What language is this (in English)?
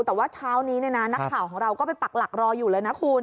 Thai